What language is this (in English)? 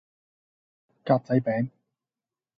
Cantonese